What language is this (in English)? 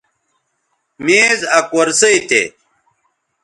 Bateri